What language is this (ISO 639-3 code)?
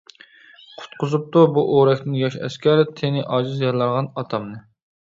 uig